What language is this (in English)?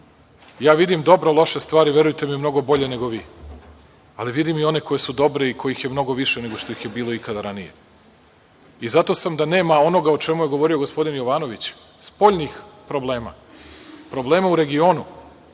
Serbian